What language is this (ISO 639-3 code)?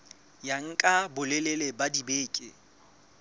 sot